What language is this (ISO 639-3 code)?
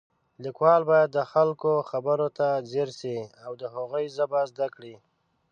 pus